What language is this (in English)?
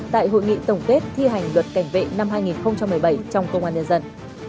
Vietnamese